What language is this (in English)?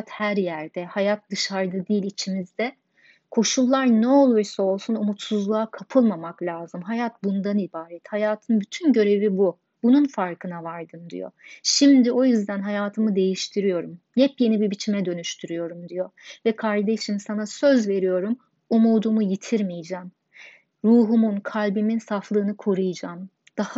Turkish